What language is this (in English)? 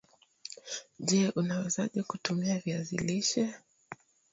Swahili